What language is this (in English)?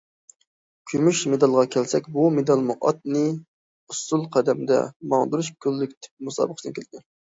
Uyghur